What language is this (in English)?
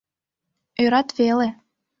Mari